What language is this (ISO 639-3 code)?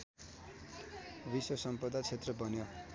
nep